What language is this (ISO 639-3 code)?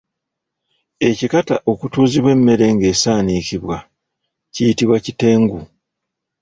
lug